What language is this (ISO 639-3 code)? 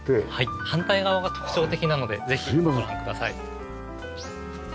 jpn